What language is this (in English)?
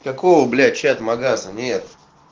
Russian